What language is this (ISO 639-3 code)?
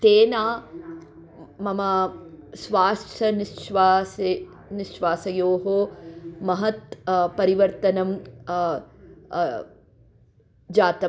san